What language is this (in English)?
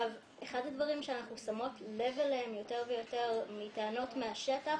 Hebrew